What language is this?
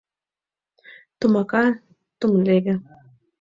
Mari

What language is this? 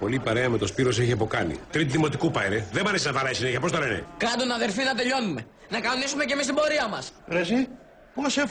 Greek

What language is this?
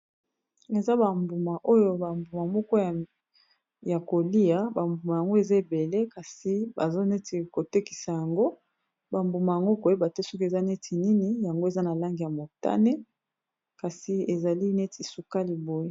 Lingala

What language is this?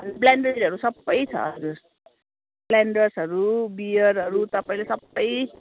Nepali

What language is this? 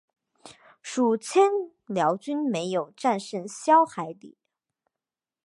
Chinese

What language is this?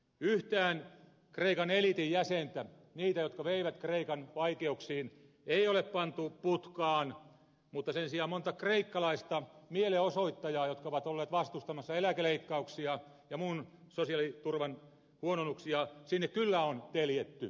Finnish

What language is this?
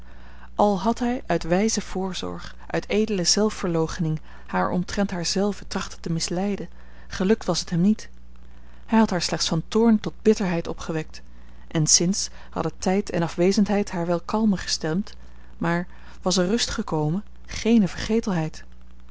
Dutch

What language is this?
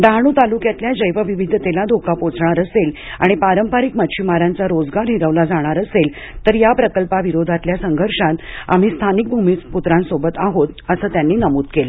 Marathi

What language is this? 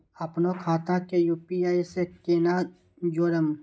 Maithili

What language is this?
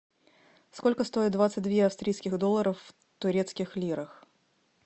Russian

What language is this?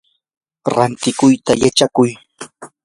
Yanahuanca Pasco Quechua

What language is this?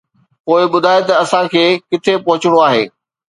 Sindhi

